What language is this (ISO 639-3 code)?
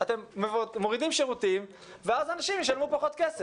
heb